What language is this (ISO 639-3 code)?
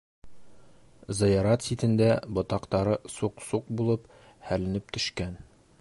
bak